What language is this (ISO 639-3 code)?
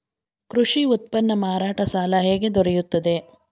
kan